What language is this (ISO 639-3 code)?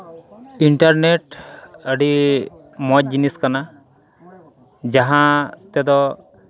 sat